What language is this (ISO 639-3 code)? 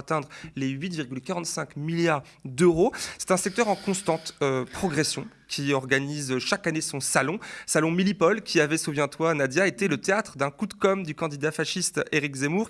fra